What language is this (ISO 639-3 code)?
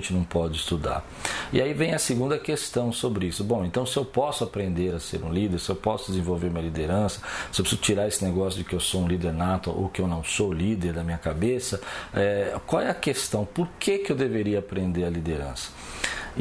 por